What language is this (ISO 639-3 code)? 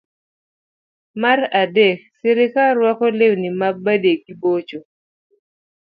luo